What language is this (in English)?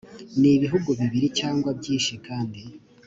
Kinyarwanda